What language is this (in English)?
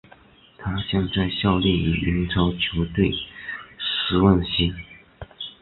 Chinese